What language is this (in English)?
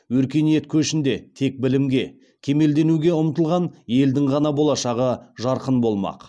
Kazakh